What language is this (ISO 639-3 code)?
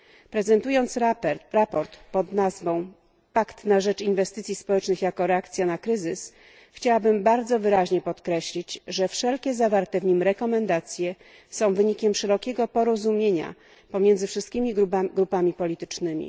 pol